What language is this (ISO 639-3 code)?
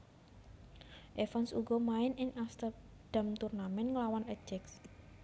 jav